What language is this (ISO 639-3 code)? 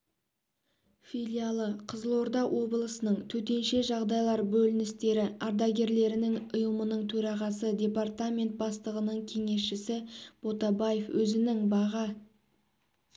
kaz